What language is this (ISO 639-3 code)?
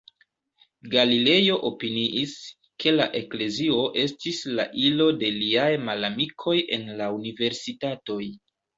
epo